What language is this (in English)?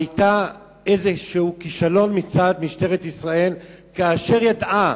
Hebrew